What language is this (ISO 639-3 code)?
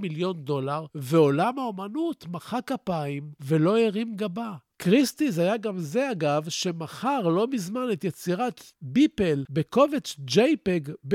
heb